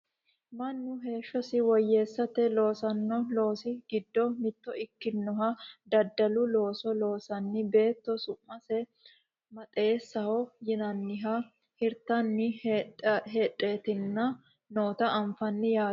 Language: Sidamo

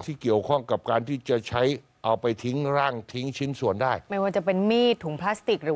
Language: Thai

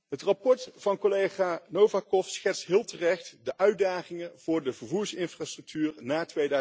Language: Dutch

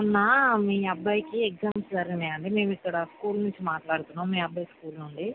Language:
Telugu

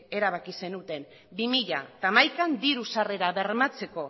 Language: Basque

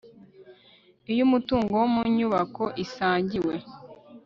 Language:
Kinyarwanda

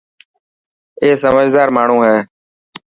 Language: Dhatki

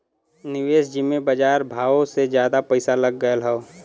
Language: Bhojpuri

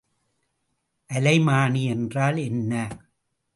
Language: Tamil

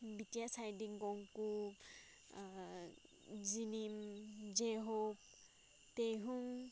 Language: Manipuri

